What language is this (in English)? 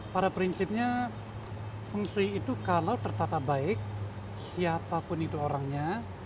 Indonesian